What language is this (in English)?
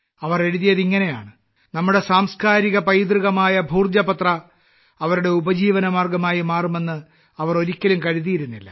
Malayalam